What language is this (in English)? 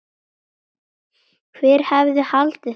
Icelandic